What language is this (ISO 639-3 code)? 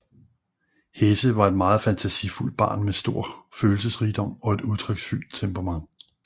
dan